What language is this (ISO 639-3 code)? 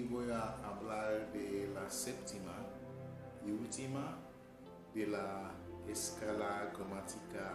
spa